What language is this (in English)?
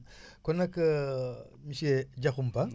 Wolof